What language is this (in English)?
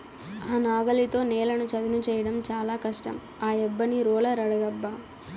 Telugu